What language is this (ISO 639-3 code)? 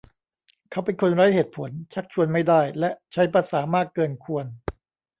tha